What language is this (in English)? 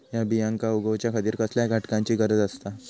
Marathi